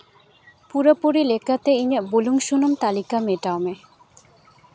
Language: Santali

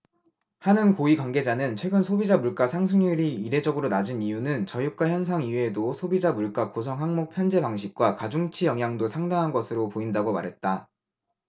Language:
Korean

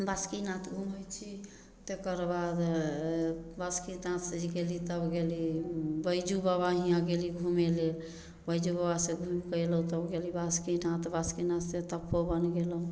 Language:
Maithili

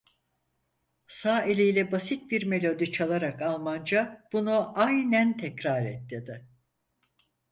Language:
Turkish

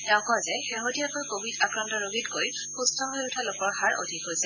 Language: Assamese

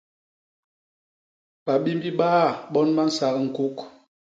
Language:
Basaa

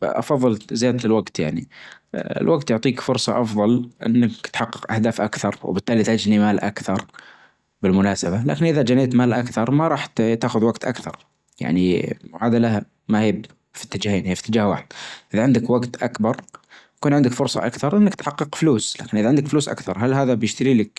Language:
Najdi Arabic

